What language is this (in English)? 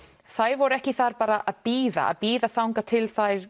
Icelandic